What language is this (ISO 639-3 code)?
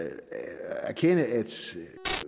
dan